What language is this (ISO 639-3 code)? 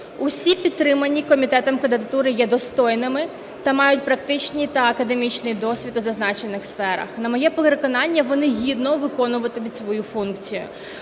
ukr